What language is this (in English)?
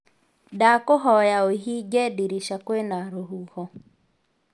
Kikuyu